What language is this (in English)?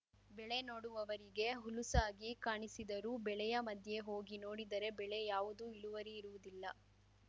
Kannada